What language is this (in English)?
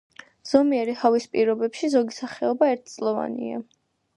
Georgian